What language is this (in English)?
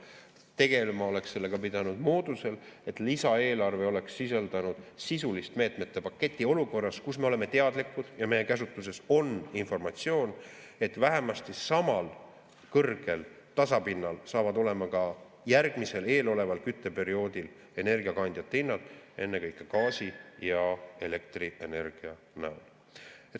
Estonian